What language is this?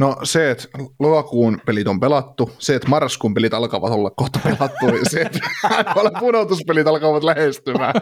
Finnish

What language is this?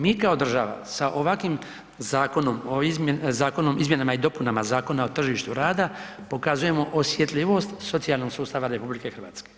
Croatian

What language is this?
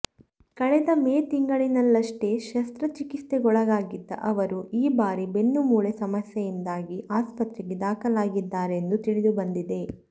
Kannada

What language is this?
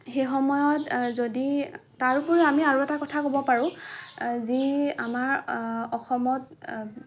Assamese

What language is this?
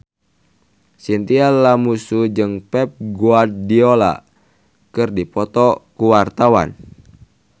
Sundanese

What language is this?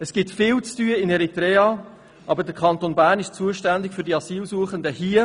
Swiss German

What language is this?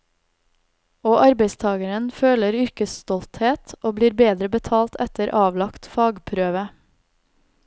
Norwegian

